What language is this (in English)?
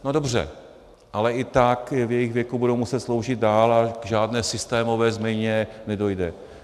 Czech